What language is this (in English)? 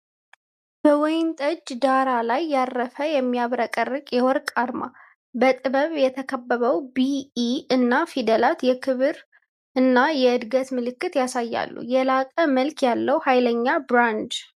Amharic